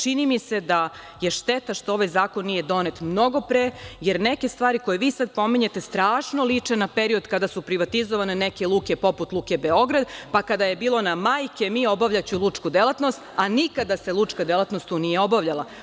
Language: Serbian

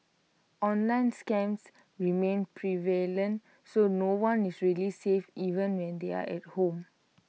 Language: English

